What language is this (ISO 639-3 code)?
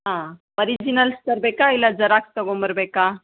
kan